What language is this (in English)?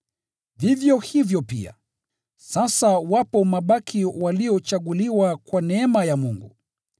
Swahili